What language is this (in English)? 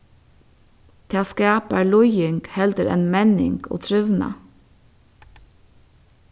Faroese